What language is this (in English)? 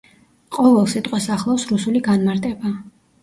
Georgian